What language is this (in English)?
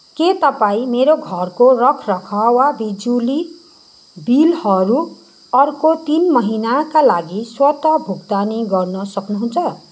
Nepali